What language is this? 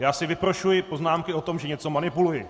Czech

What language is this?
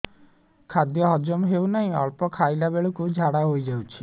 Odia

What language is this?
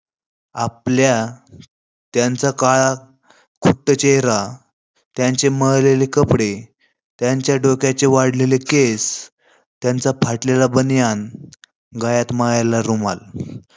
Marathi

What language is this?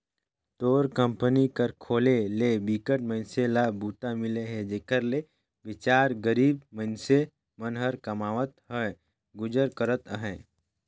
Chhattisgarhi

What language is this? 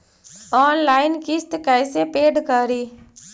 Magahi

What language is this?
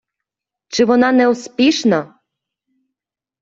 Ukrainian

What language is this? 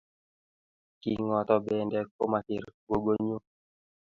Kalenjin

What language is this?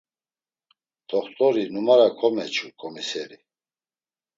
Laz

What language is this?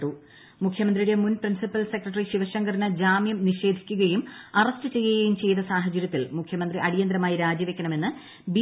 Malayalam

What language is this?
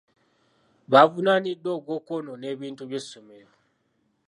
Ganda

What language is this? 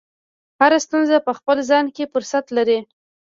Pashto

